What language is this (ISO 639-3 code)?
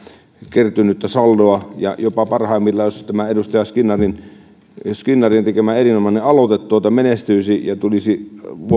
fin